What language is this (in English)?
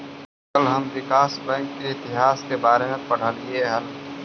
Magahi